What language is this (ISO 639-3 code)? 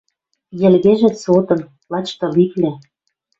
mrj